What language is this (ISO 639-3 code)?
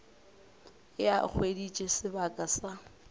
nso